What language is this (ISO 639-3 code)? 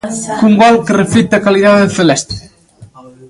glg